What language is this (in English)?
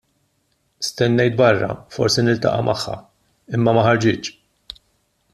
Maltese